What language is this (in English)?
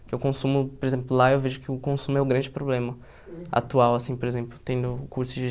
Portuguese